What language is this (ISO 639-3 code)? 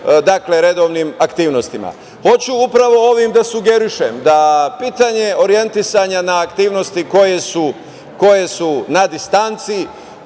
srp